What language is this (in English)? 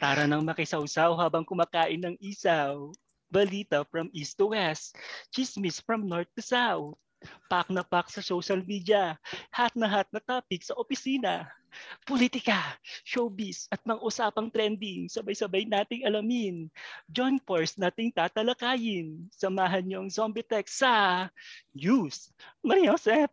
Filipino